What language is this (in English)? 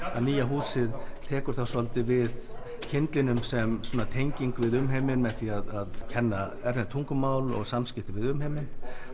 Icelandic